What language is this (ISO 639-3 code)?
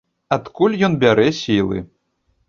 bel